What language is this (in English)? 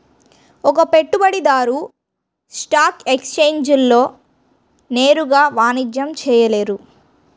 Telugu